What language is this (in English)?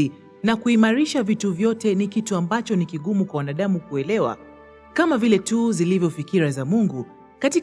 Swahili